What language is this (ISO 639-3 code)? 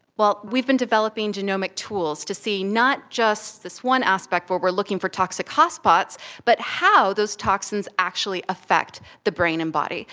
eng